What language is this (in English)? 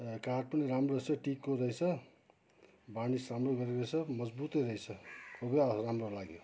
Nepali